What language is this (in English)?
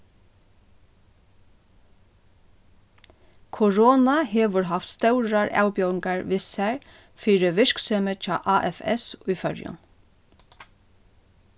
Faroese